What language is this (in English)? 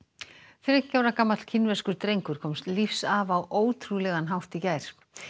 Icelandic